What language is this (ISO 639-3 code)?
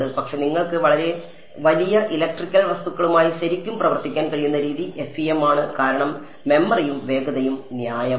mal